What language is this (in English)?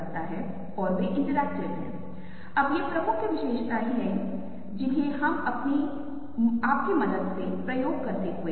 Hindi